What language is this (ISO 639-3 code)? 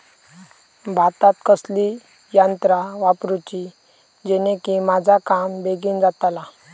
mar